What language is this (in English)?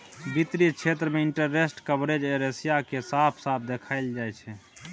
Maithili